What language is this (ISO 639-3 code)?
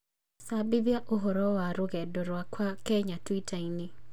kik